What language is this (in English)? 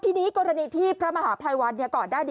Thai